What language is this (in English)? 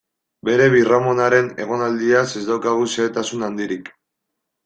Basque